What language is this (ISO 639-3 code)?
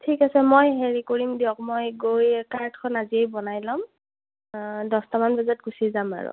asm